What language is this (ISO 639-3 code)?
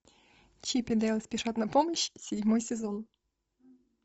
rus